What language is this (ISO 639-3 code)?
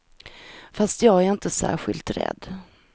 swe